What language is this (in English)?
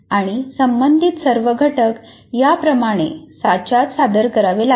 Marathi